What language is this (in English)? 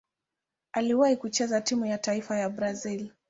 Swahili